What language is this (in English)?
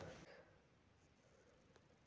Chhattisgarhi